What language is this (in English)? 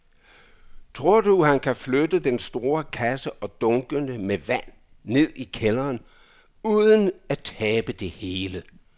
Danish